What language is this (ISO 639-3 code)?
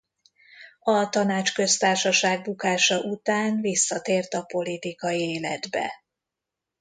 hun